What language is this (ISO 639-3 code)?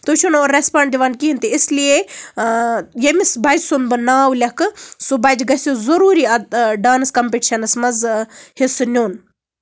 kas